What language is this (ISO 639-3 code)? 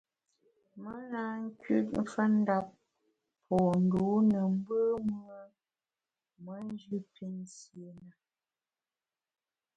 bax